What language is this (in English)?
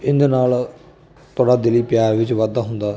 Punjabi